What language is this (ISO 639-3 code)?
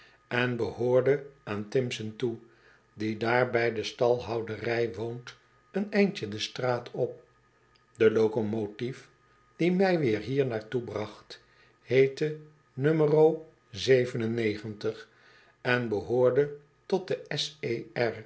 nld